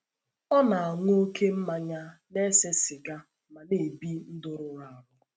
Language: Igbo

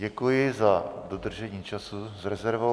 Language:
Czech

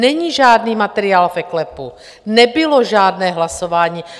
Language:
Czech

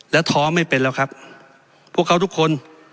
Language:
Thai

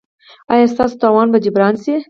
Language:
Pashto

